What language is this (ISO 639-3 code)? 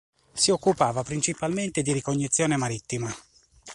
ita